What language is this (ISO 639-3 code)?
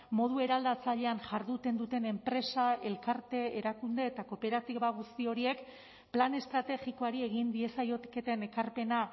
eus